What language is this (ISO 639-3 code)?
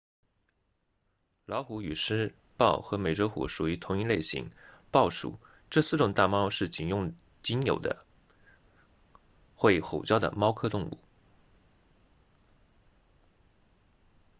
zho